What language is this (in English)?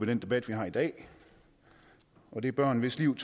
Danish